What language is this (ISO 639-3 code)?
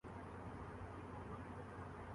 urd